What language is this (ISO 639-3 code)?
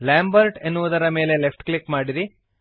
kan